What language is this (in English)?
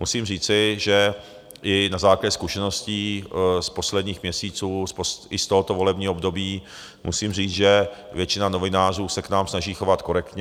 Czech